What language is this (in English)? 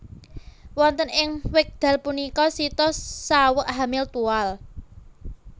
Javanese